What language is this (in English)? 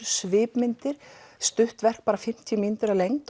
Icelandic